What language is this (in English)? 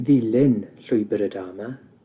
Welsh